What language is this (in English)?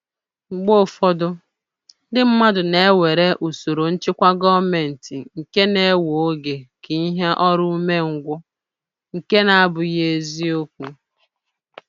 Igbo